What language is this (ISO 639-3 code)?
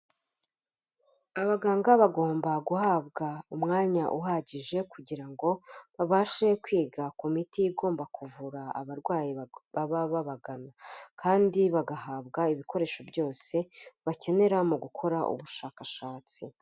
kin